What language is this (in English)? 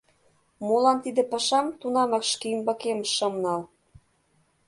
Mari